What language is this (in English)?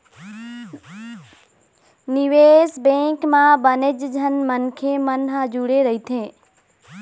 Chhattisgarhi